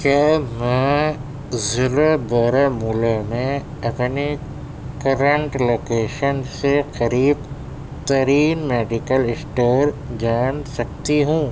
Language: Urdu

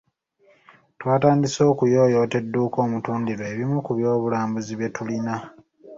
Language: Ganda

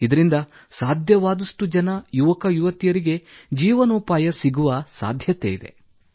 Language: Kannada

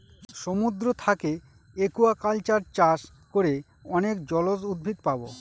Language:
Bangla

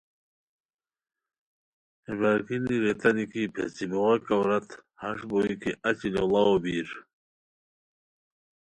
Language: Khowar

